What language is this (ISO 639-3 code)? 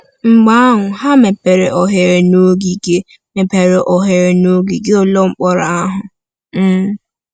ibo